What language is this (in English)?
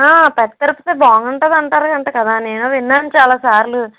Telugu